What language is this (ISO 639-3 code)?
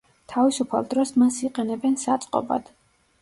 kat